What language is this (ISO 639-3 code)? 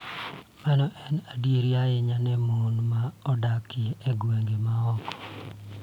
luo